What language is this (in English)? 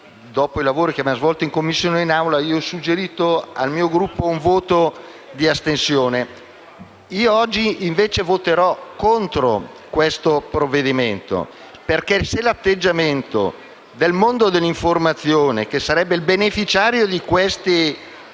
Italian